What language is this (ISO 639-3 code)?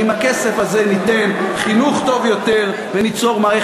heb